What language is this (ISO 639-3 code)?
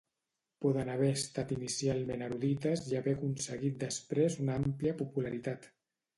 cat